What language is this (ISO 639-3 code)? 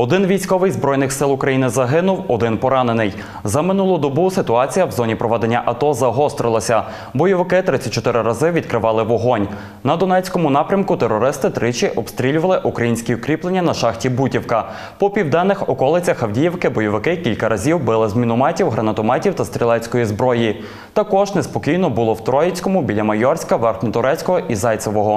ukr